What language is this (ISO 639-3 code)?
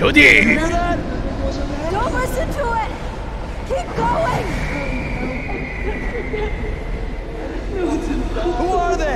kor